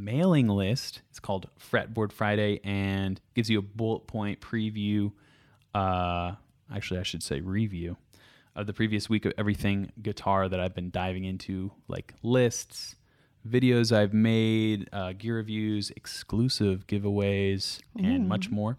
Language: English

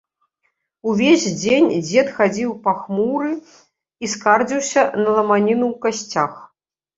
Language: Belarusian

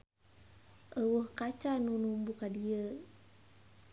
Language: Sundanese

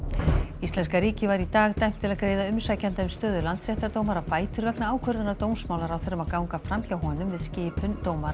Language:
Icelandic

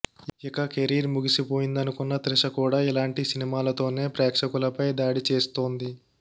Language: Telugu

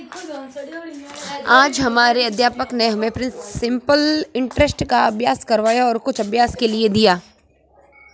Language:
Hindi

